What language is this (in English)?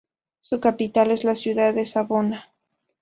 Spanish